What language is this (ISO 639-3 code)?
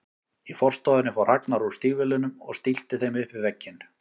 isl